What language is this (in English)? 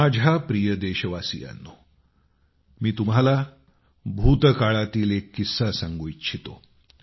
Marathi